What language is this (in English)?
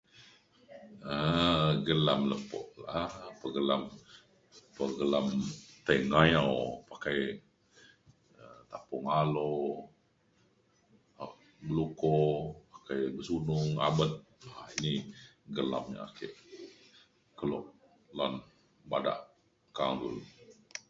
Mainstream Kenyah